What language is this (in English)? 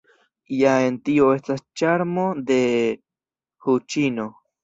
Esperanto